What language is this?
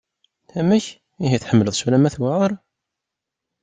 Kabyle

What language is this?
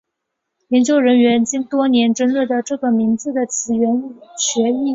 Chinese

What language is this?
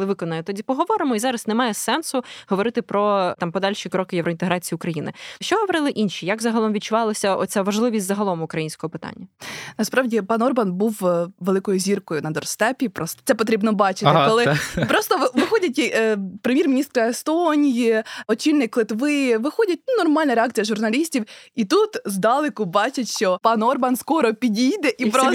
Ukrainian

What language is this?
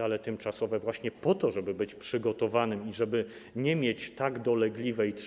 Polish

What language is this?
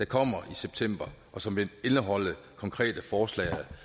Danish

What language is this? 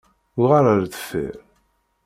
Kabyle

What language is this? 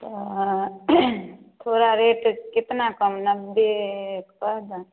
Maithili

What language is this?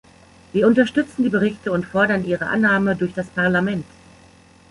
German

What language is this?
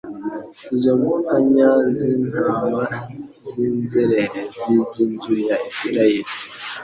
Kinyarwanda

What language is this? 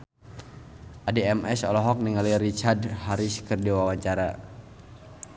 Sundanese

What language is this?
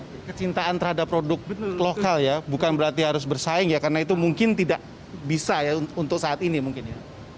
Indonesian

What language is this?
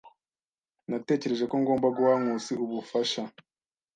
Kinyarwanda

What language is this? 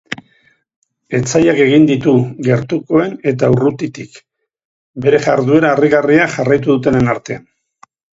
Basque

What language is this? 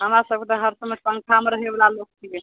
Maithili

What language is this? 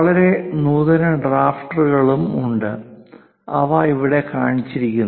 Malayalam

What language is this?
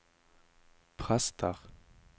Norwegian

